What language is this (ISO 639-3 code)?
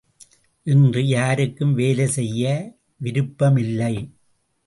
tam